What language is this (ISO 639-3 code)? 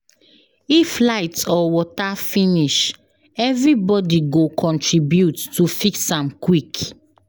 pcm